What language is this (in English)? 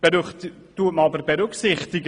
Swiss German